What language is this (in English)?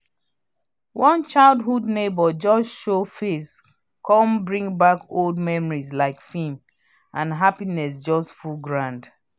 Nigerian Pidgin